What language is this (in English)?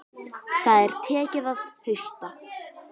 Icelandic